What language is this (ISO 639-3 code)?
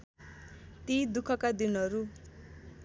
nep